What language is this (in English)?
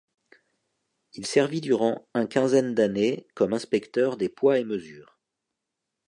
French